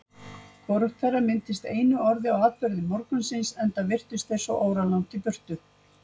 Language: Icelandic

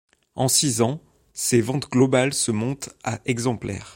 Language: French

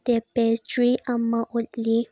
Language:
Manipuri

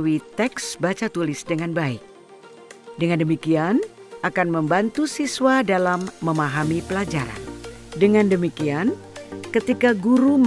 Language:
Indonesian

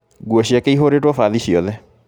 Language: Kikuyu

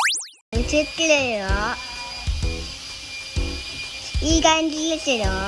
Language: Japanese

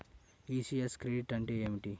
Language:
Telugu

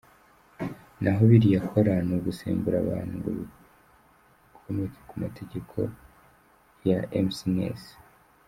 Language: Kinyarwanda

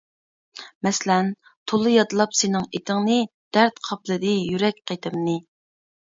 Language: Uyghur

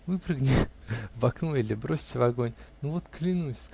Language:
Russian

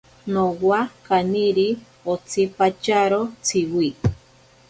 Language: Ashéninka Perené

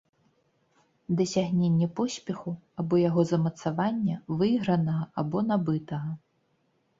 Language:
Belarusian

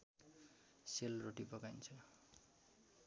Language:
Nepali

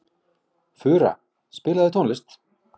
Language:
Icelandic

